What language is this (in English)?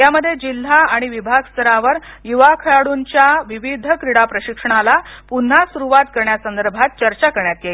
Marathi